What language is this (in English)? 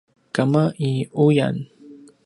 Paiwan